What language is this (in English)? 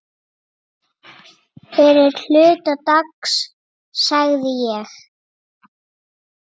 Icelandic